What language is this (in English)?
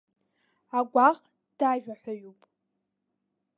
Abkhazian